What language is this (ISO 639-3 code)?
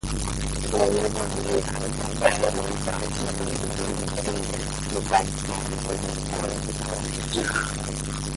swa